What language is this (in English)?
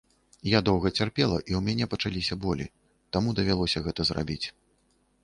Belarusian